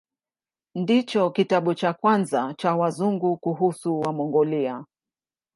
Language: Swahili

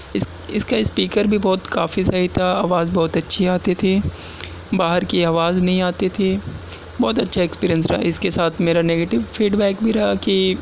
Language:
Urdu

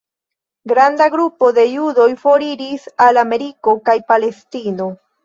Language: Esperanto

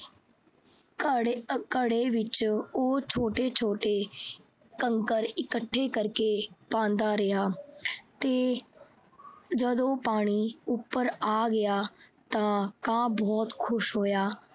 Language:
Punjabi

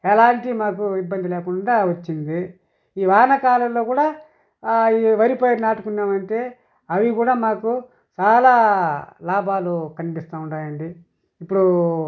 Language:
Telugu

